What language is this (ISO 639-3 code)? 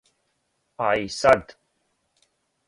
srp